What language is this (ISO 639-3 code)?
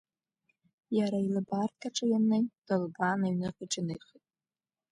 abk